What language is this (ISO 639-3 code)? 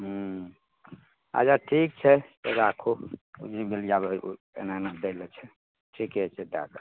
mai